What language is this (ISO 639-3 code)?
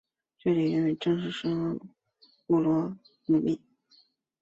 zho